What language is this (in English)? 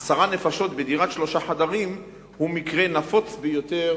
Hebrew